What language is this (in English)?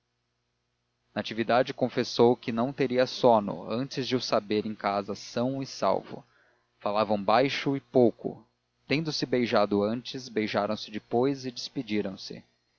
Portuguese